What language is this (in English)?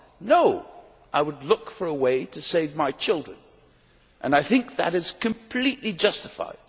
English